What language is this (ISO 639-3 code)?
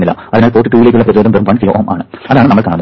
mal